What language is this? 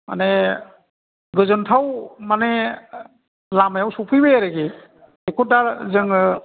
Bodo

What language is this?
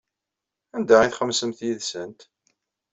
Kabyle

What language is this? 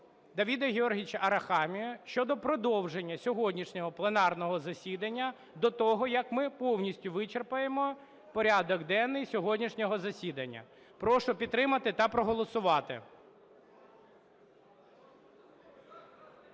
Ukrainian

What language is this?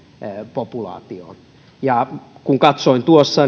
Finnish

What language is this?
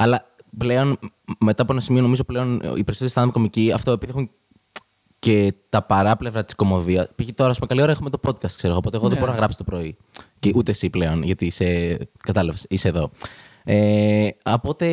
Greek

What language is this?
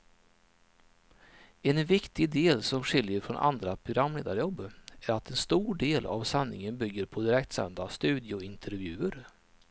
Swedish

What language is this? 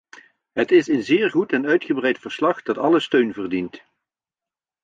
Dutch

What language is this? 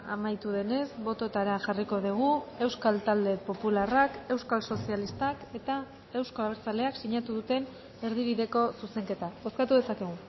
Basque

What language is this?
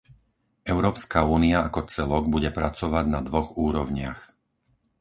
Slovak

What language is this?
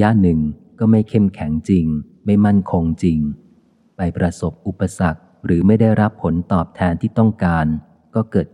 Thai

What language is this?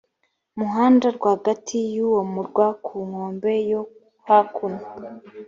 Kinyarwanda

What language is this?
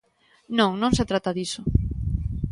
Galician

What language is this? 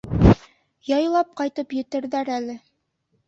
Bashkir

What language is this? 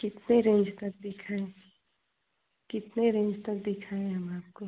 Hindi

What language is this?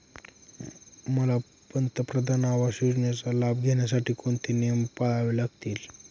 Marathi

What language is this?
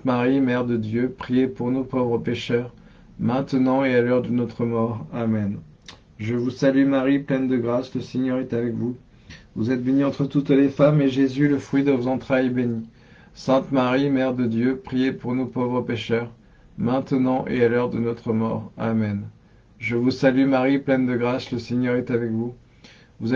French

